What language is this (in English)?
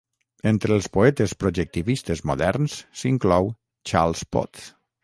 Catalan